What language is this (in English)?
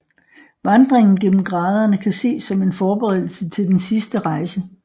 Danish